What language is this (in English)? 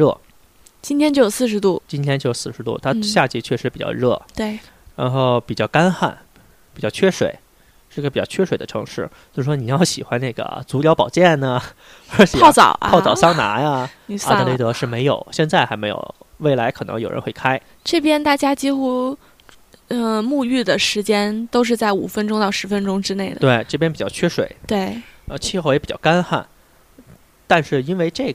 Chinese